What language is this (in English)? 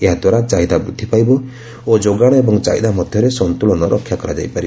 Odia